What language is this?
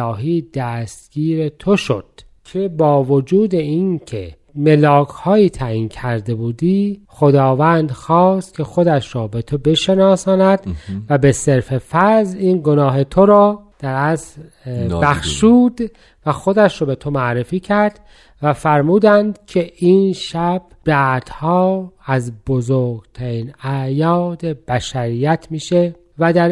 Persian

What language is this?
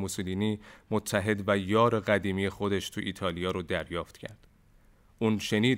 Persian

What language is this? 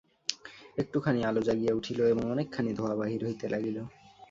Bangla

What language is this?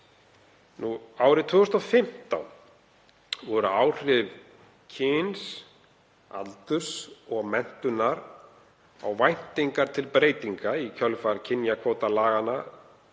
Icelandic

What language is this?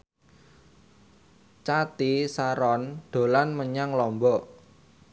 Javanese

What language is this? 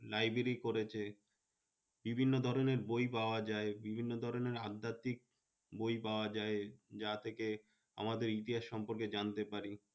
Bangla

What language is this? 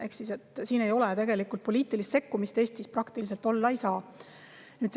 Estonian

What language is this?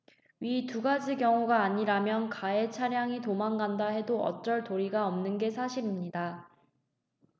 Korean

